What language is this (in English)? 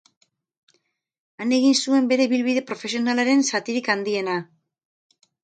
Basque